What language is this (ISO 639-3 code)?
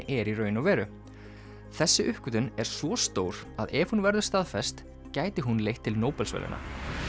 isl